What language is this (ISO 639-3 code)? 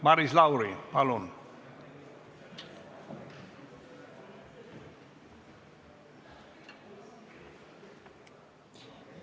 est